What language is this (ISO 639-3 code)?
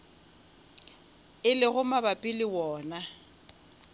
nso